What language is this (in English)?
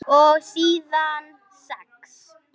Icelandic